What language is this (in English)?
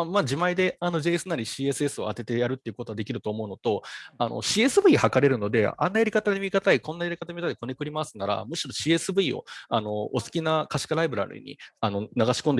Japanese